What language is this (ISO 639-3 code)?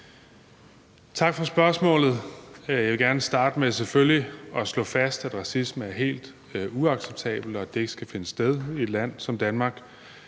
dan